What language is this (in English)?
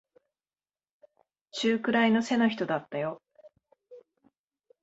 Japanese